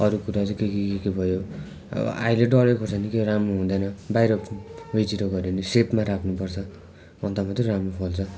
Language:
Nepali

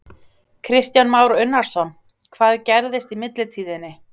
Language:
Icelandic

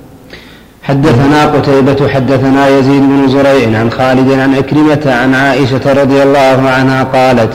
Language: Arabic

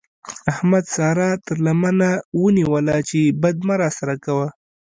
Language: Pashto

